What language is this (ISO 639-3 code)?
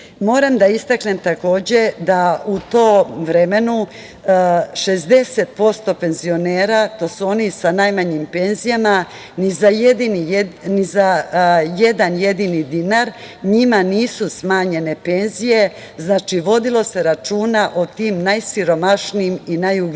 srp